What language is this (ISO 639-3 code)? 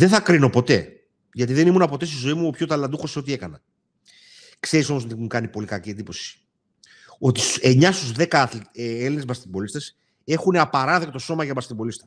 ell